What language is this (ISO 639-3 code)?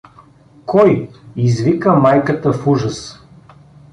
bul